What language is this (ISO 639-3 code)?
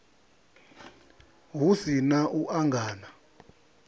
ven